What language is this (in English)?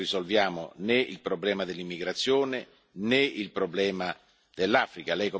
Italian